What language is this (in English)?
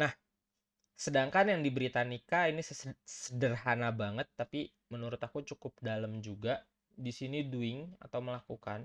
Indonesian